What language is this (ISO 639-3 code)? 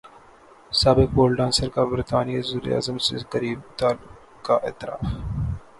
urd